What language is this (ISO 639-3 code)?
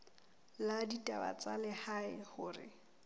sot